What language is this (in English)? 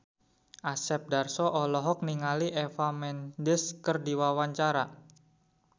Sundanese